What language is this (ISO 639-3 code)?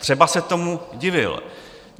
ces